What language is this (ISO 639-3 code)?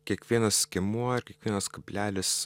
lit